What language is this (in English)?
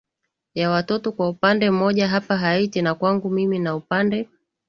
Swahili